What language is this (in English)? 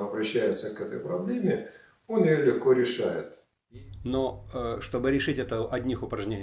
Russian